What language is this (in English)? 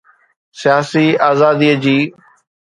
Sindhi